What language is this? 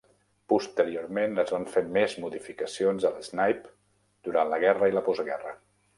Catalan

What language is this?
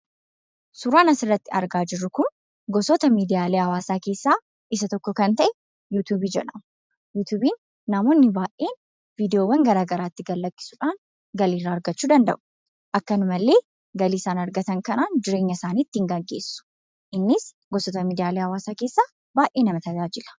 Oromo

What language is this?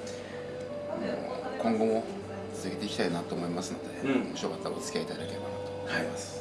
Japanese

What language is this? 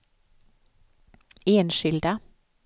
Swedish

